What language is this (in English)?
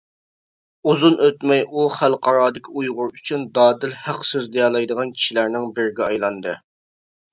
Uyghur